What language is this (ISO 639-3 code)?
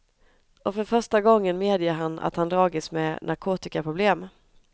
swe